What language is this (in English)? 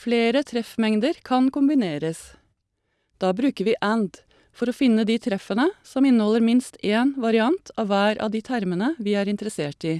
Norwegian